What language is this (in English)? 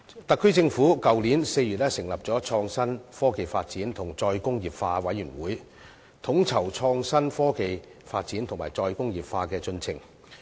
Cantonese